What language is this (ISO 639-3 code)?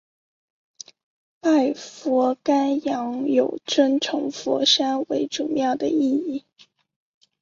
zho